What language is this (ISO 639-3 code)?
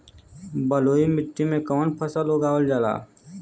bho